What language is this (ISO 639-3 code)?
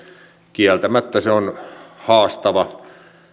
fin